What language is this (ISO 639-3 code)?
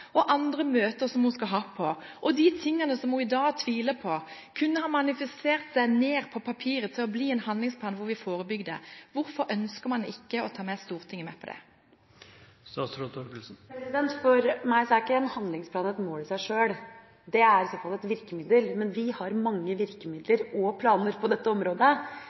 nob